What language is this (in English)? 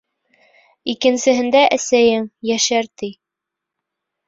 Bashkir